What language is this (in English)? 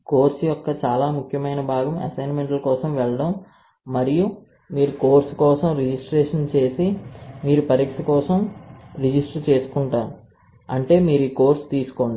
Telugu